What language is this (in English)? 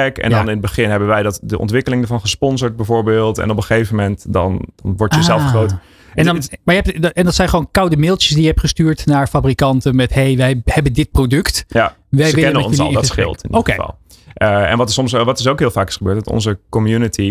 Dutch